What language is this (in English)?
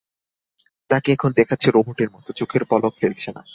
Bangla